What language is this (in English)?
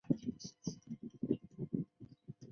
Chinese